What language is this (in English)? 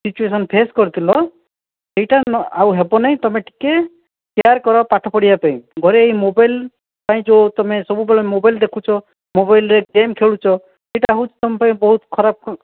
Odia